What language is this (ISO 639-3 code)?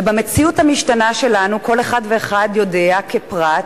heb